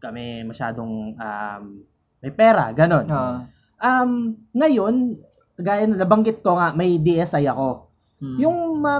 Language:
Filipino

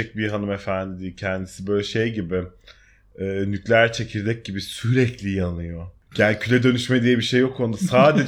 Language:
Turkish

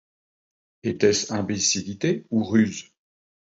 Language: French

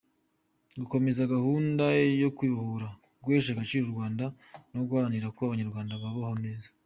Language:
Kinyarwanda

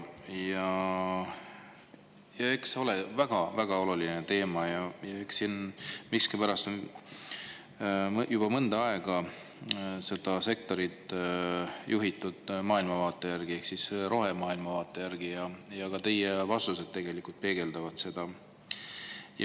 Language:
Estonian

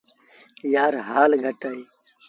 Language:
Sindhi Bhil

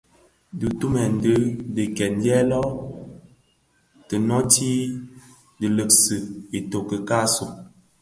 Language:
Bafia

